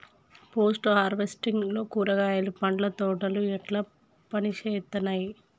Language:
Telugu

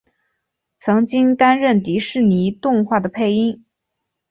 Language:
Chinese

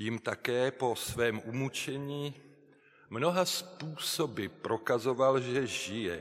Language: Czech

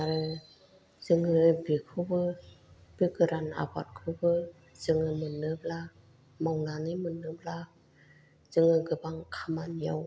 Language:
Bodo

